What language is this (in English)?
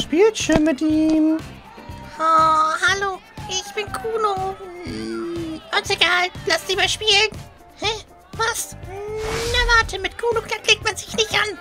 German